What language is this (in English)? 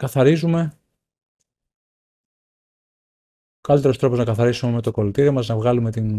Greek